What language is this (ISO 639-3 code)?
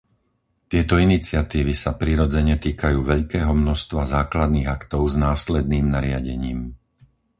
slk